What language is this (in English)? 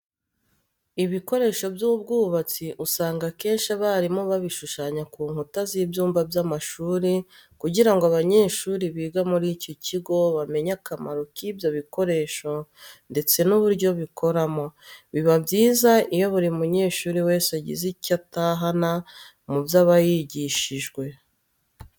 Kinyarwanda